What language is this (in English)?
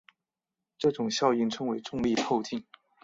Chinese